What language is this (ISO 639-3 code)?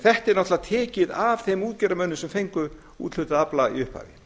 isl